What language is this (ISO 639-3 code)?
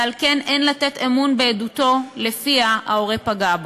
heb